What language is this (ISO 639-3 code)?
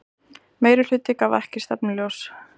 isl